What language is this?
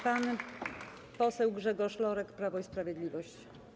Polish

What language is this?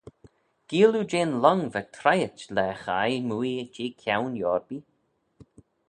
Manx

